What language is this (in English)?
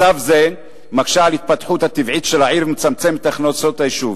Hebrew